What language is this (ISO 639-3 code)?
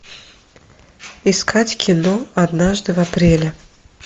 rus